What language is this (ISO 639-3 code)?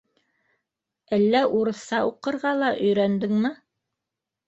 bak